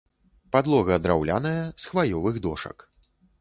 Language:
Belarusian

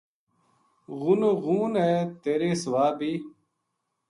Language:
Gujari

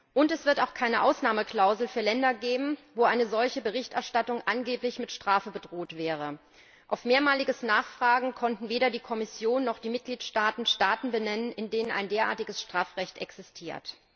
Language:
German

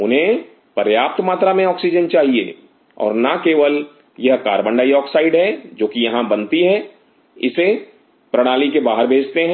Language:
Hindi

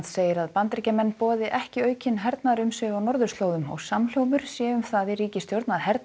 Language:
Icelandic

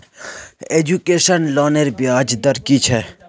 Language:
Magahi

